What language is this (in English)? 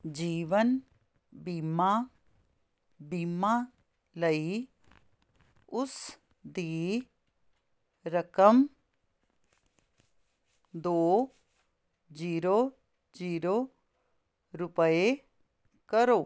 Punjabi